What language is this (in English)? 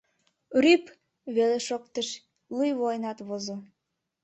Mari